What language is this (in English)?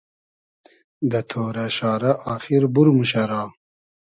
Hazaragi